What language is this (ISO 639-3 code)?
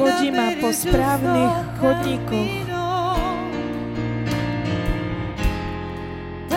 slk